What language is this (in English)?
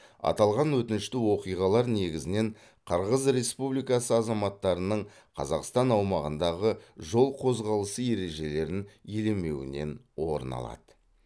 Kazakh